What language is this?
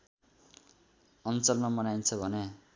Nepali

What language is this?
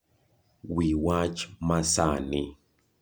Luo (Kenya and Tanzania)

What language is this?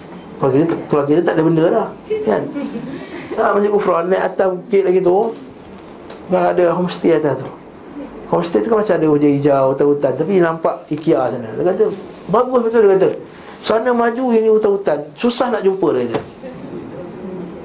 Malay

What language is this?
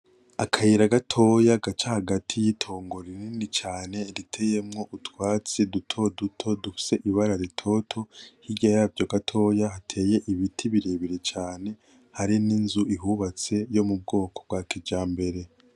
Rundi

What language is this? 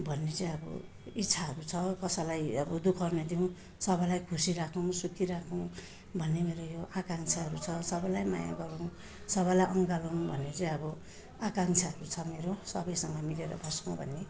Nepali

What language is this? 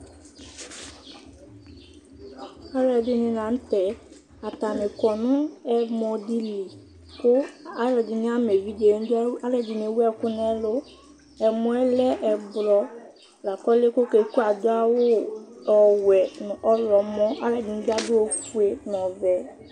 Ikposo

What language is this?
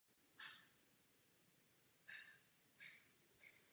Czech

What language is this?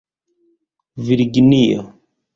Esperanto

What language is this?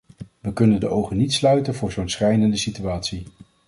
Dutch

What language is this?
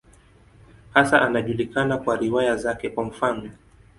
Swahili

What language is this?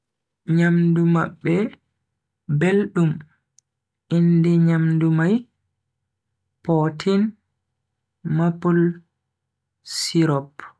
Bagirmi Fulfulde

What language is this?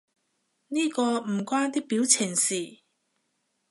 Cantonese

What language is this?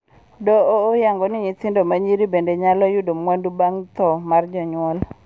Luo (Kenya and Tanzania)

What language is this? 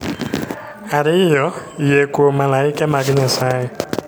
Luo (Kenya and Tanzania)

